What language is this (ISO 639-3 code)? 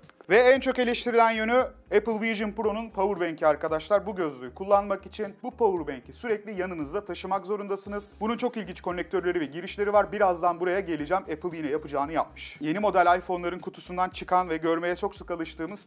tur